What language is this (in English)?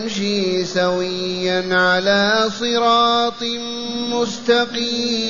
Arabic